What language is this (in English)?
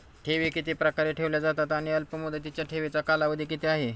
Marathi